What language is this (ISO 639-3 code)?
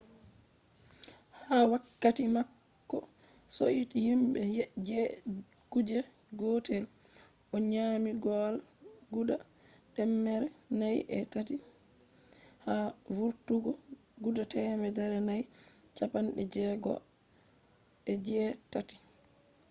ful